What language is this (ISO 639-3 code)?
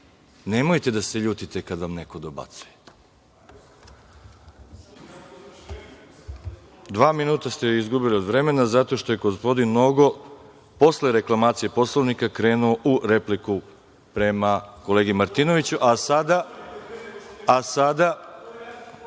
srp